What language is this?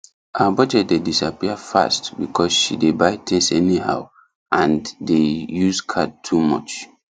Nigerian Pidgin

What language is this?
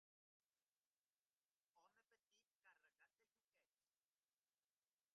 Catalan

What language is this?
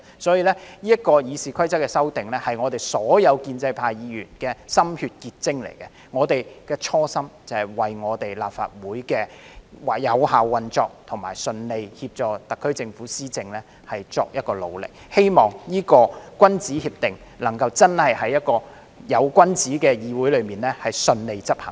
Cantonese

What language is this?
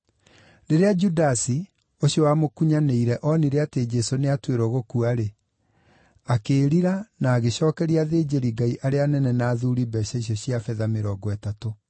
Kikuyu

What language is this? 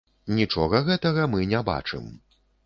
Belarusian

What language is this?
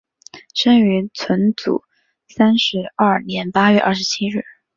Chinese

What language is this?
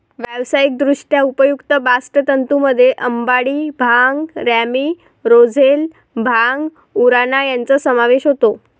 Marathi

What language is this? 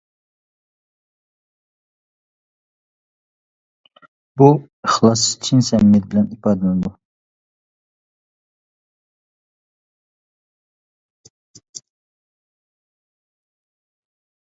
Uyghur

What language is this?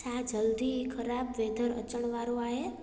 Sindhi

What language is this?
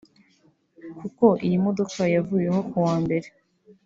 Kinyarwanda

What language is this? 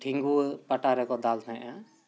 Santali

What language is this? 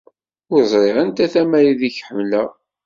Kabyle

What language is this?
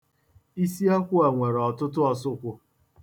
Igbo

